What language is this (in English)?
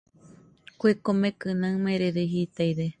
Nüpode Huitoto